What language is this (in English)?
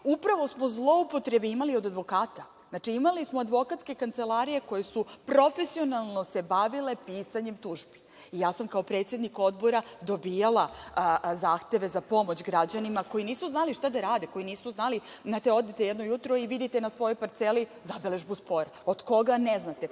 Serbian